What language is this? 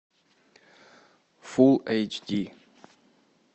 Russian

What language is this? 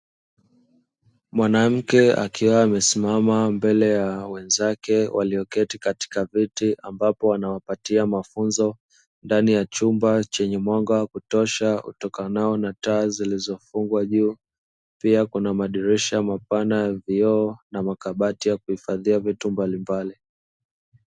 Swahili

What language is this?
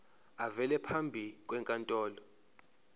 Zulu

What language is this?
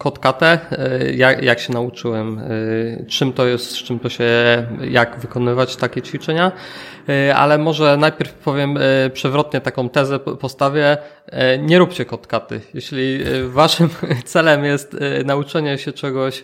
Polish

